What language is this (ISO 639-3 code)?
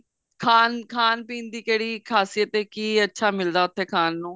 pan